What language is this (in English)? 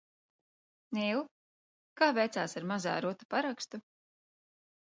Latvian